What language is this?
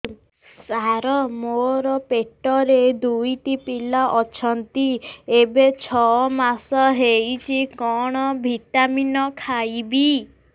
Odia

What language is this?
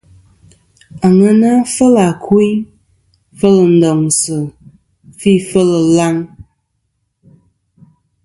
Kom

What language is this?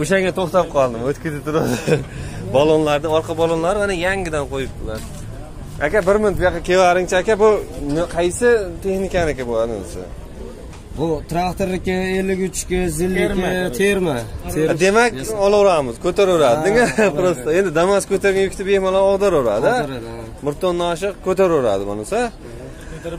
Turkish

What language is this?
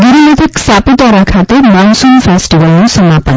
Gujarati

